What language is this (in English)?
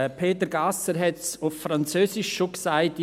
Swiss German